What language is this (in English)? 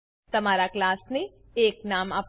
Gujarati